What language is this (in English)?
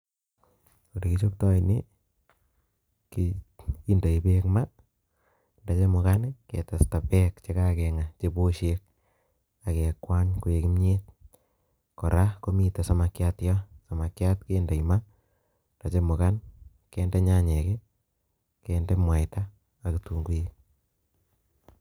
Kalenjin